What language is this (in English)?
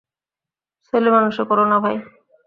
Bangla